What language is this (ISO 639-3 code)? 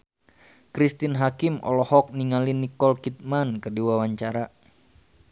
sun